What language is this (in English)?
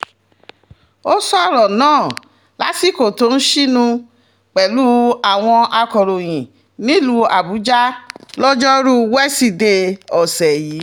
Yoruba